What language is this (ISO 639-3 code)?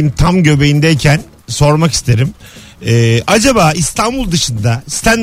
tur